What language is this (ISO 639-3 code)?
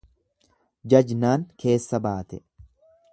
orm